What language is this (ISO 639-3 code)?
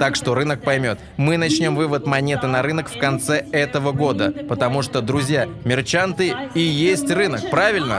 rus